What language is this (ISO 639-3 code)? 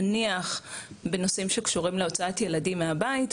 heb